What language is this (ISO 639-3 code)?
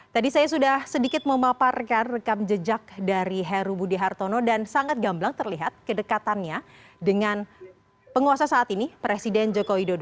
ind